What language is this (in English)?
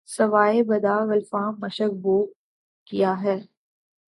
Urdu